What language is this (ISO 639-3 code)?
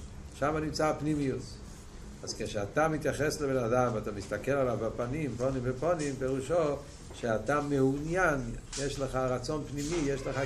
heb